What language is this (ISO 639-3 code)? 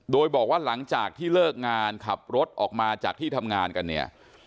tha